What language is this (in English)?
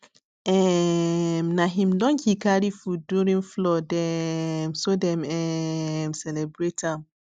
Nigerian Pidgin